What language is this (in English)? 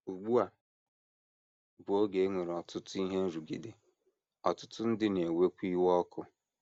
Igbo